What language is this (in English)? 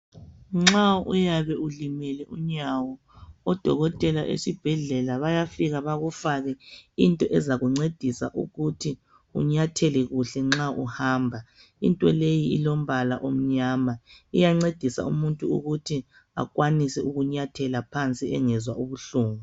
North Ndebele